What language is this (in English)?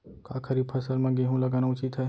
Chhattisgarhi